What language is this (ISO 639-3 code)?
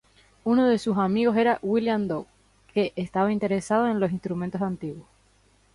spa